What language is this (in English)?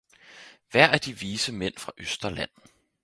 Danish